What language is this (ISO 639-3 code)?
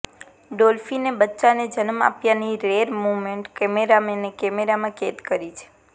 guj